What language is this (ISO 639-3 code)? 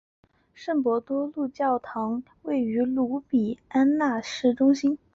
zho